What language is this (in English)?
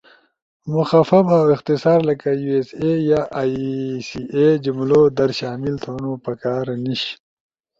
Ushojo